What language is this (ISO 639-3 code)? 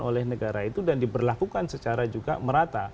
ind